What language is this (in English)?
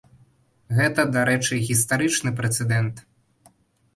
Belarusian